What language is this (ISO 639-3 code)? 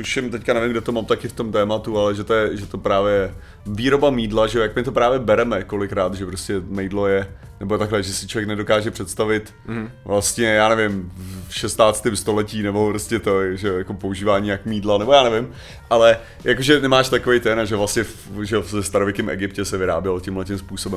ces